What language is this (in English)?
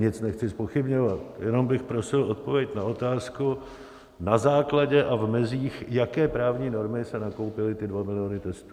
Czech